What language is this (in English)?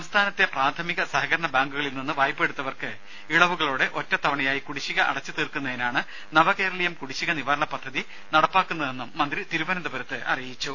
Malayalam